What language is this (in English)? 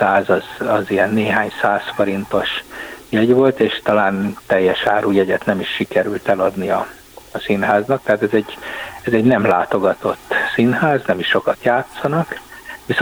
Hungarian